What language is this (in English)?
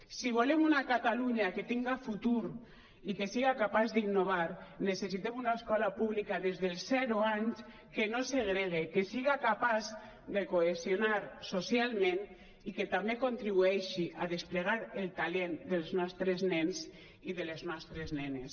Catalan